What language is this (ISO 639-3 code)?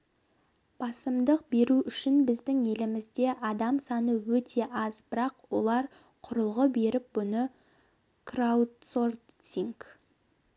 kaz